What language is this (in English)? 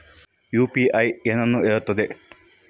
Kannada